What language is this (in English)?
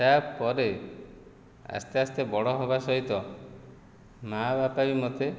Odia